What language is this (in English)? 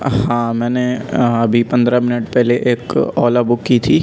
Urdu